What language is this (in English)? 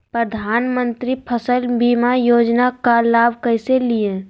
Magahi